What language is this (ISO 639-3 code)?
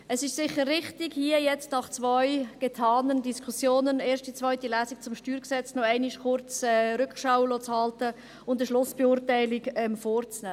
gsw